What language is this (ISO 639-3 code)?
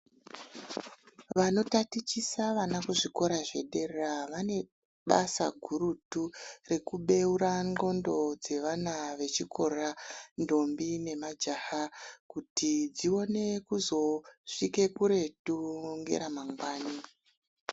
ndc